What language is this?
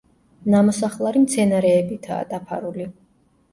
Georgian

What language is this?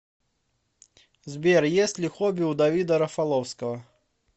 Russian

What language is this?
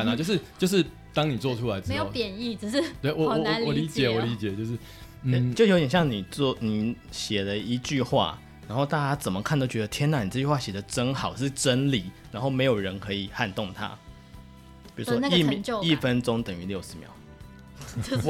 Chinese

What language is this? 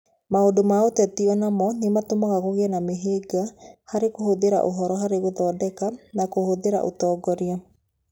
Kikuyu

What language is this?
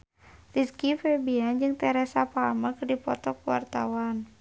Sundanese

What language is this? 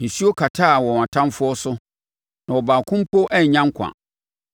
Akan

